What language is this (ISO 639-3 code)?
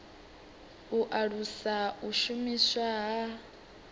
ven